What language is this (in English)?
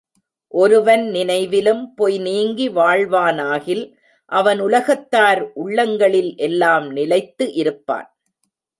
Tamil